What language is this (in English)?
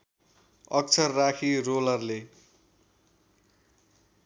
Nepali